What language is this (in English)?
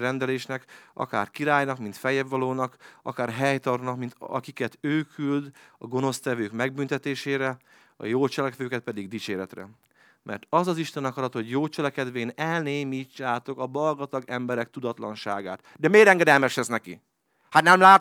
Hungarian